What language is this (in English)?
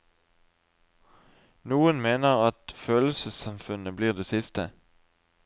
Norwegian